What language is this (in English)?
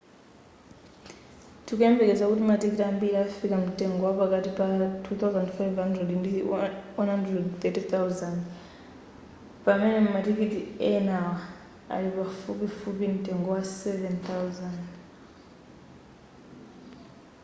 Nyanja